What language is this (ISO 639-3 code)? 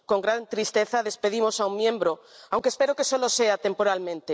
spa